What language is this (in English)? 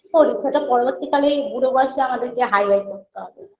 Bangla